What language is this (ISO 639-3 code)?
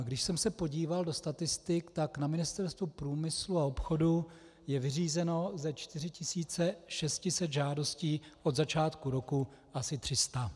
ces